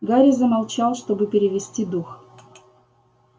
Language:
Russian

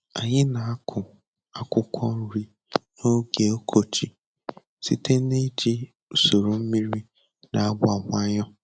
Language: Igbo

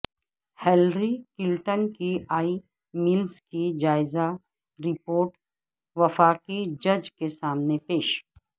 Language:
Urdu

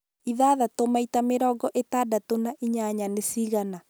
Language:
Kikuyu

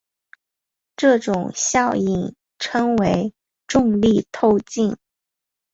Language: Chinese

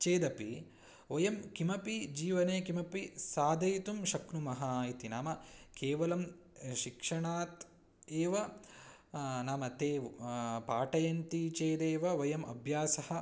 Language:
Sanskrit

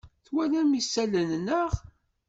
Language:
Kabyle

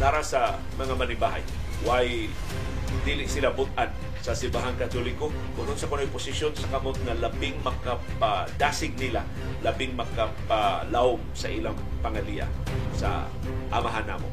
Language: Filipino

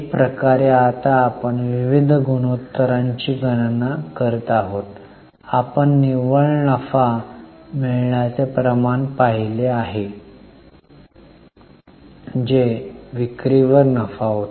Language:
Marathi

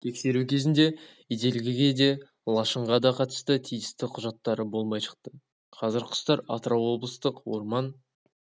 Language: Kazakh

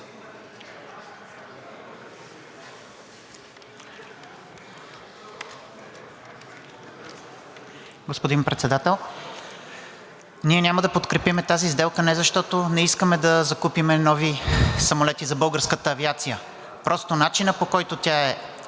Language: Bulgarian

